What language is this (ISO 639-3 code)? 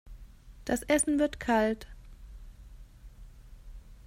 deu